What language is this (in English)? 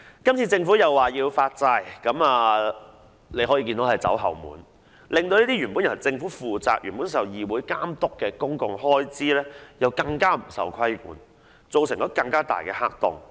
Cantonese